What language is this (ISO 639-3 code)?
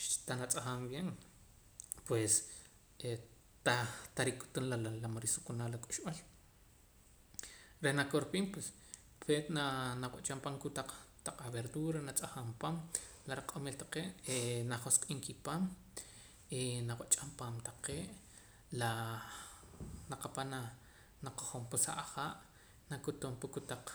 poc